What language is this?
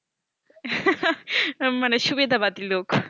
Bangla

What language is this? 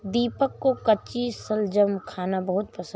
Hindi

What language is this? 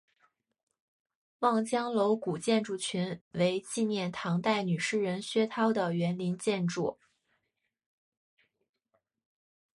Chinese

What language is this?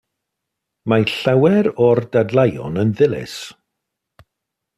Welsh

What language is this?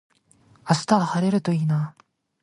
Japanese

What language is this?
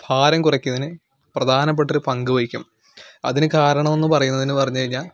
Malayalam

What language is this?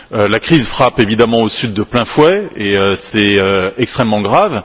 French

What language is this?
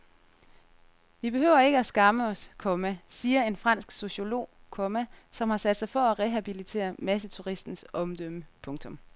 Danish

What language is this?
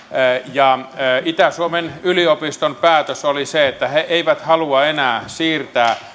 Finnish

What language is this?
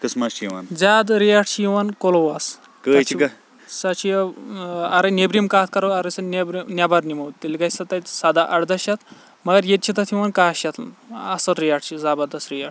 Kashmiri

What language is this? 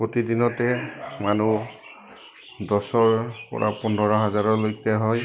Assamese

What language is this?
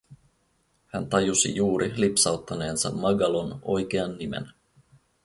Finnish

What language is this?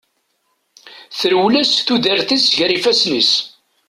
Kabyle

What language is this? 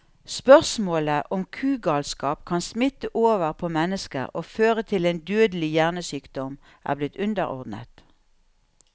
Norwegian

